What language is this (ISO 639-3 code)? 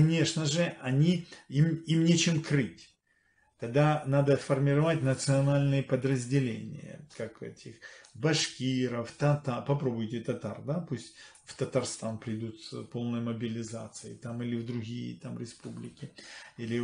rus